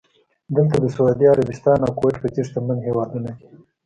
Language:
Pashto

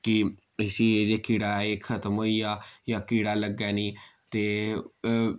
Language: Dogri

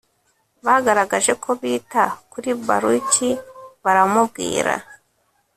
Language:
Kinyarwanda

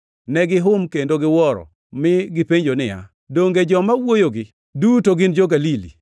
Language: Luo (Kenya and Tanzania)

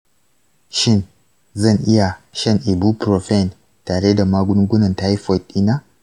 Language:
Hausa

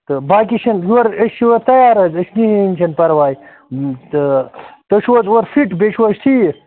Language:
Kashmiri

